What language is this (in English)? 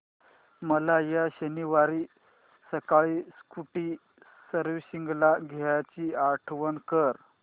Marathi